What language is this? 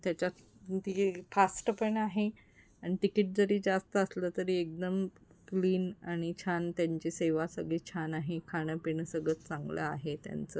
Marathi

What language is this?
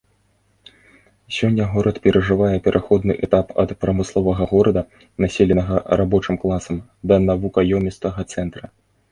Belarusian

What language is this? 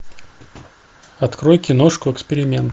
Russian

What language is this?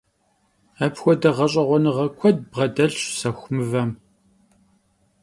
Kabardian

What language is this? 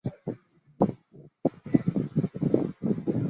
Chinese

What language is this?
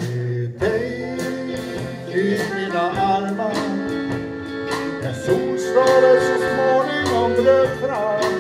Norwegian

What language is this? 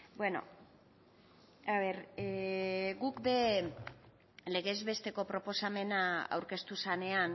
Basque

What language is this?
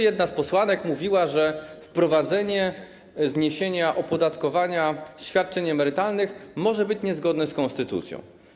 Polish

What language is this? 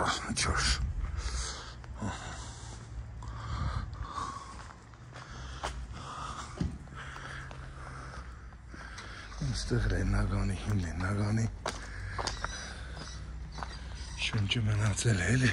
Romanian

